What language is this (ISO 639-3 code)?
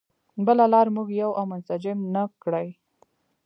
pus